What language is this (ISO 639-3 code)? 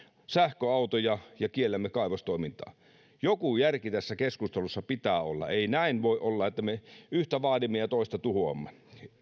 fin